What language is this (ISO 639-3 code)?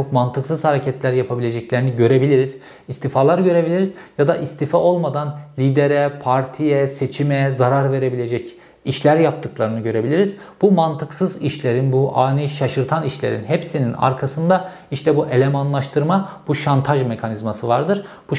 tur